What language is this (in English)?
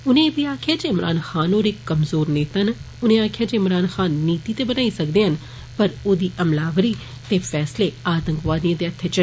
Dogri